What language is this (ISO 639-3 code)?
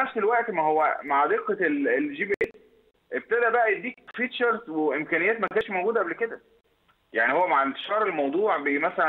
ara